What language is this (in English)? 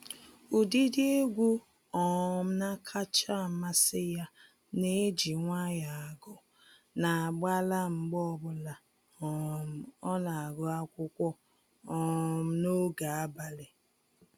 Igbo